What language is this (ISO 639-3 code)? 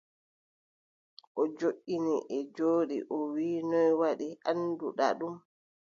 fub